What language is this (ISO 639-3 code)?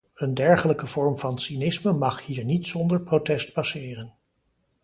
nld